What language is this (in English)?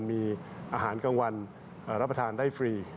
Thai